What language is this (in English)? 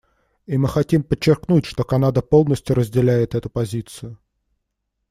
Russian